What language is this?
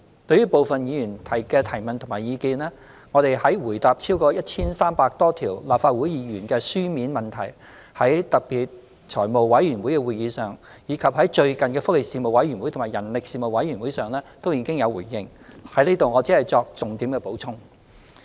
Cantonese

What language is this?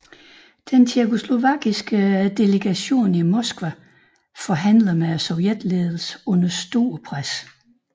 Danish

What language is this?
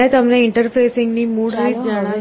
Gujarati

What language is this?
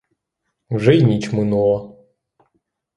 Ukrainian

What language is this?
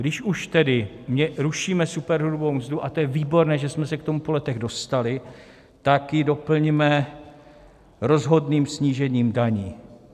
Czech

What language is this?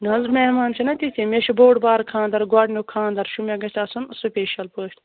Kashmiri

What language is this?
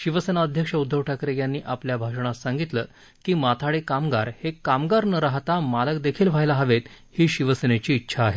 Marathi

